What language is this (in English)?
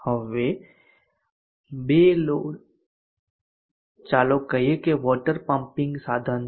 Gujarati